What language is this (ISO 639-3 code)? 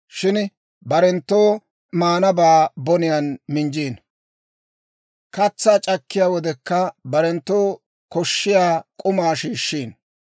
dwr